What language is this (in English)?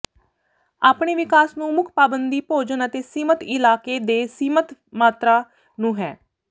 Punjabi